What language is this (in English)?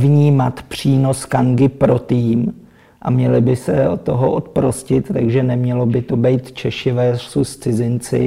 Czech